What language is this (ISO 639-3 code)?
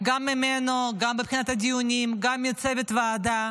heb